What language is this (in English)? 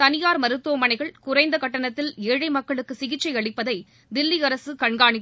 Tamil